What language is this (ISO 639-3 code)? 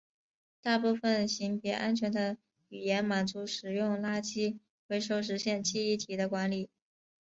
zho